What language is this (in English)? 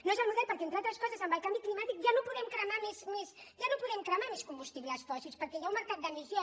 Catalan